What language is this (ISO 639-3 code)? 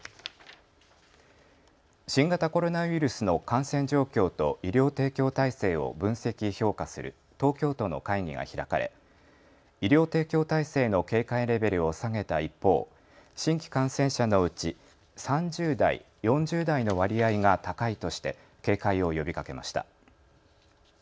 jpn